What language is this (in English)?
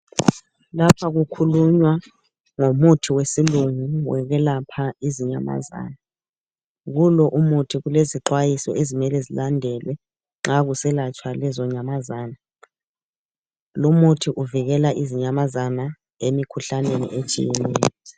North Ndebele